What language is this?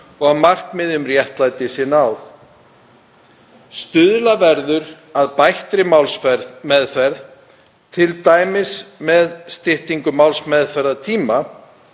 Icelandic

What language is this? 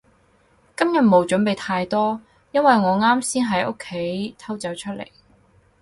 Cantonese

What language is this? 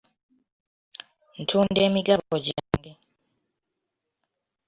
Ganda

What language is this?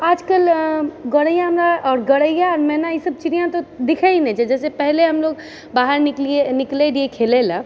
Maithili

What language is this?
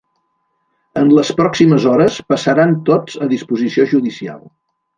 Catalan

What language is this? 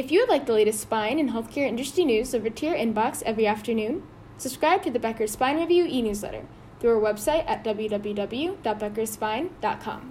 English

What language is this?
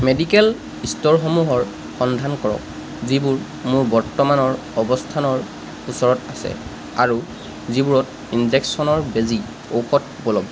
Assamese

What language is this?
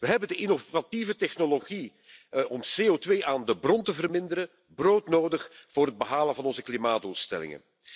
Dutch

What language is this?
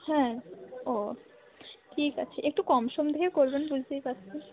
Bangla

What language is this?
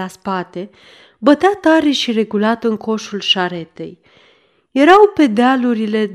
Romanian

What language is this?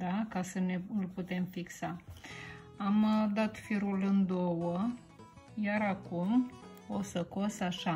Romanian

